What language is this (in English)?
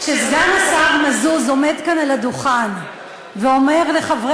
Hebrew